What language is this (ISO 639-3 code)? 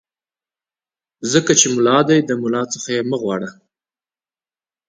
pus